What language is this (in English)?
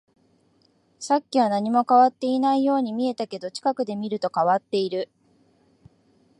Japanese